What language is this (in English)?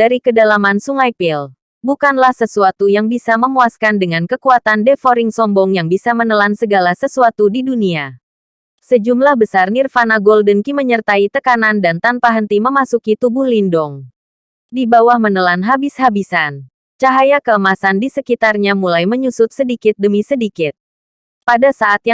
Indonesian